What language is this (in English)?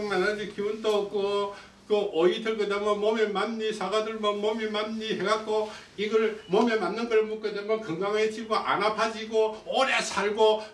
Korean